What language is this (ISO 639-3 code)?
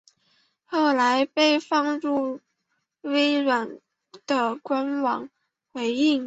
zho